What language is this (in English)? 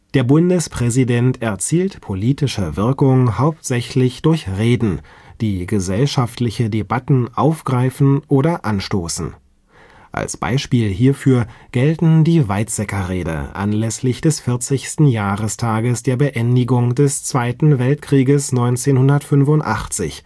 German